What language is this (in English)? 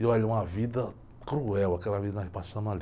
Portuguese